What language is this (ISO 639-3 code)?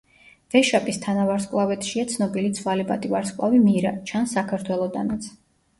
kat